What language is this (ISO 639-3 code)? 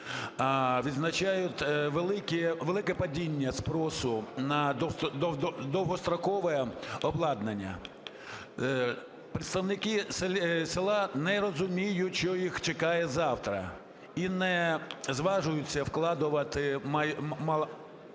ukr